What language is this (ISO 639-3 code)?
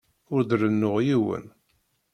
kab